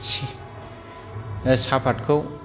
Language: Bodo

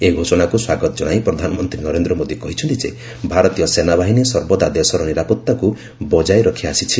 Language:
Odia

